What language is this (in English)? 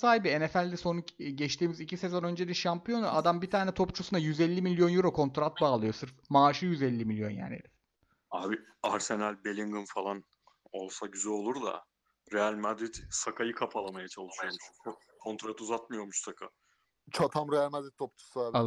Turkish